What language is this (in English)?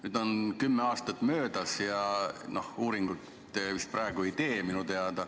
Estonian